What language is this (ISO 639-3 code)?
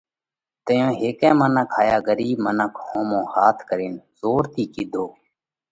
kvx